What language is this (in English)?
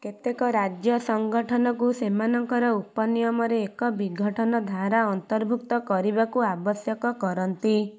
Odia